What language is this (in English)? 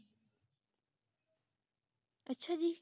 Punjabi